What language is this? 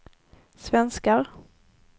Swedish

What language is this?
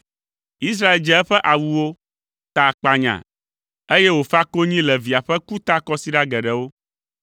Ewe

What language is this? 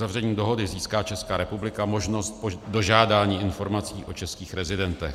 Czech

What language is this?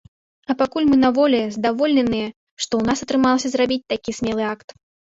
Belarusian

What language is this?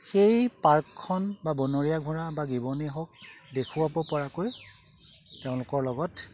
Assamese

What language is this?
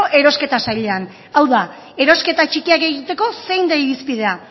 Basque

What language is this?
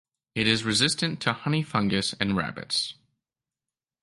English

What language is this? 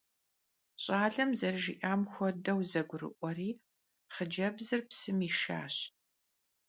Kabardian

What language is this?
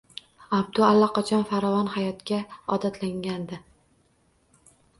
Uzbek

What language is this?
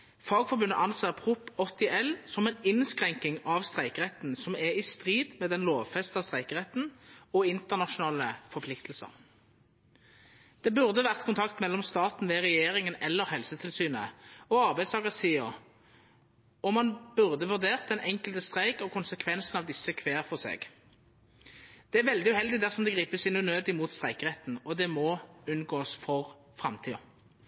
Norwegian Nynorsk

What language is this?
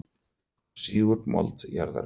Icelandic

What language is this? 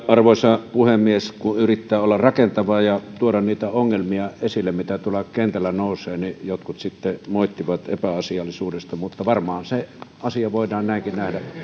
Finnish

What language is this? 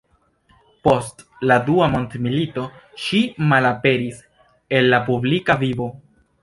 Esperanto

